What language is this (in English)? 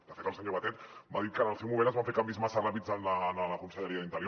Catalan